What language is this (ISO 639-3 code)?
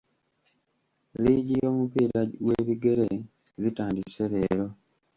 lug